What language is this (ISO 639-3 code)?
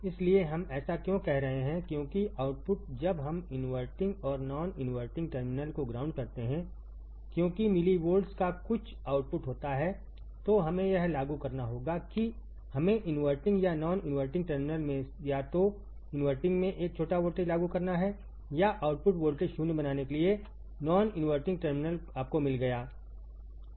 hin